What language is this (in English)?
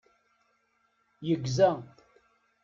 Kabyle